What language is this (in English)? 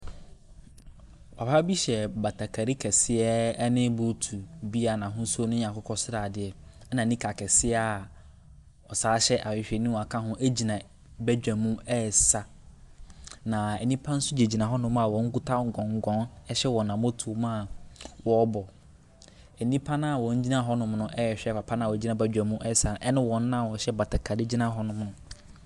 Akan